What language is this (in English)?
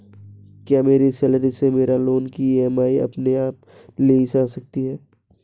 Hindi